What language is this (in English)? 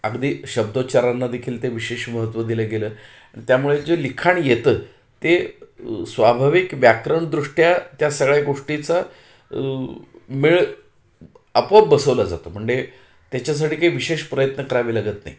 Marathi